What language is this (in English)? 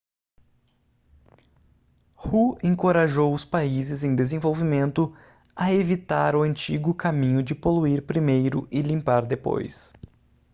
Portuguese